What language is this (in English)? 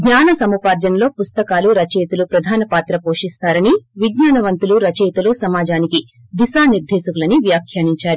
Telugu